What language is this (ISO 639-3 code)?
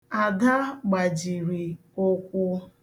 ibo